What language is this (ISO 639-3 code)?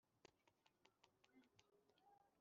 kin